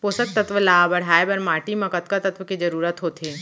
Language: Chhattisgarhi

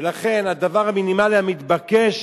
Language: Hebrew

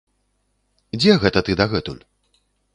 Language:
Belarusian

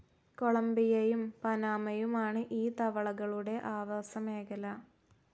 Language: Malayalam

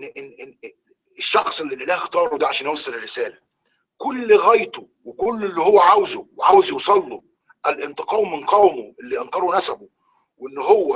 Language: Arabic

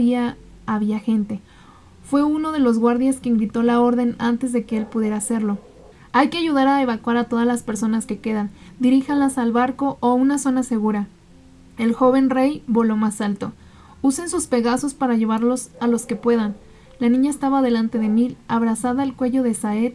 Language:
Spanish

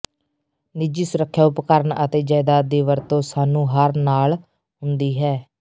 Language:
Punjabi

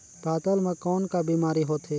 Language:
Chhattisgarhi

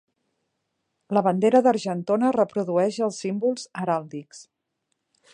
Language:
Catalan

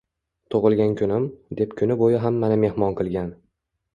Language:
Uzbek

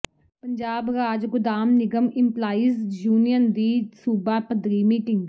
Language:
Punjabi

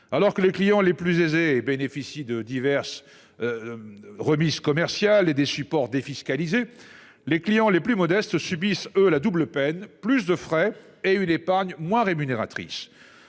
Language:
French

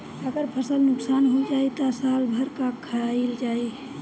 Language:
Bhojpuri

